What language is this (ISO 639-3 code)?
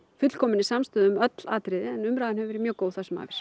isl